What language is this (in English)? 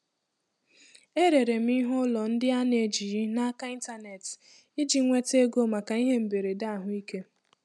Igbo